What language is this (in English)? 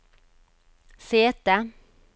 Norwegian